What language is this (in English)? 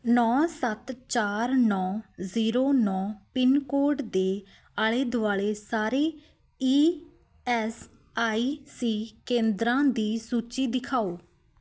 Punjabi